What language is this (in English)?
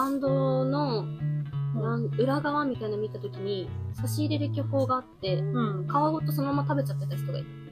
Japanese